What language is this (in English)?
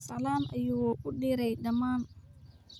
Somali